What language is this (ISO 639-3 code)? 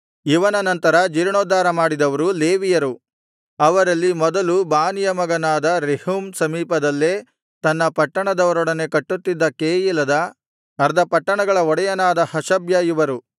kan